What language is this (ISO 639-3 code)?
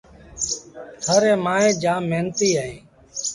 sbn